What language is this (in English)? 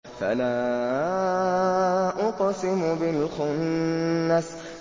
Arabic